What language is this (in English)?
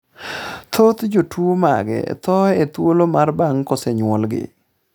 Luo (Kenya and Tanzania)